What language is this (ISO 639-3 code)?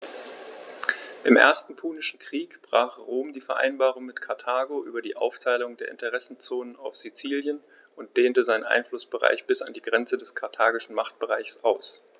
deu